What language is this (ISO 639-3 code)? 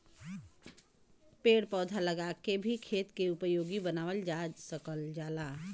bho